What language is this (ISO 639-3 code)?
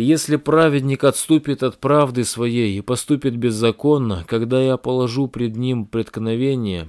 rus